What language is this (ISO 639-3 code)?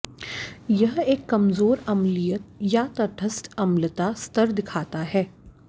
hin